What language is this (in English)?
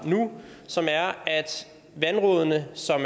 Danish